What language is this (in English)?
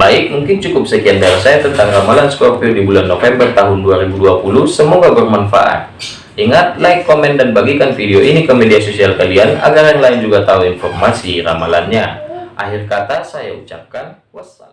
Indonesian